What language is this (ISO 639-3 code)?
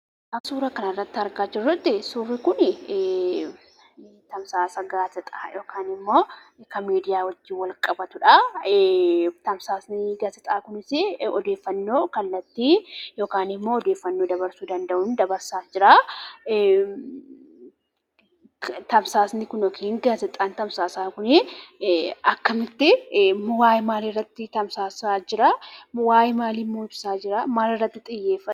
orm